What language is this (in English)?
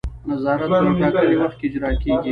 Pashto